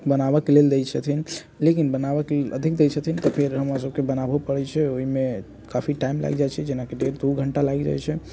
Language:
Maithili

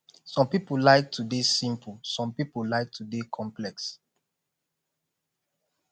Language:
Nigerian Pidgin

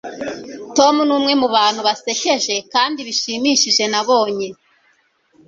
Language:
Kinyarwanda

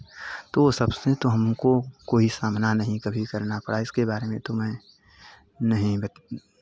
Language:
Hindi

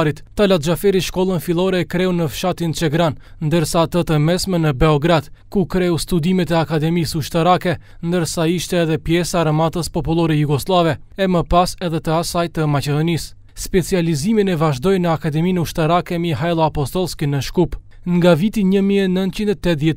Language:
Romanian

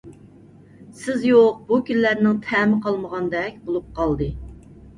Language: Uyghur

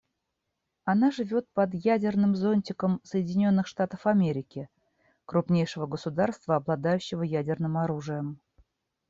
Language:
Russian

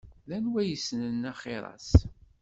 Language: Kabyle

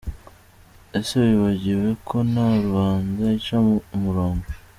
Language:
Kinyarwanda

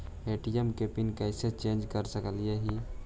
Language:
Magahi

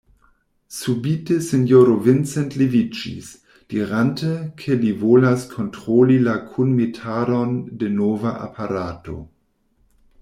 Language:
Esperanto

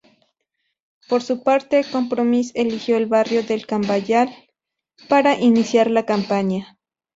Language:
Spanish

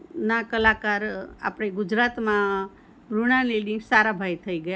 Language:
Gujarati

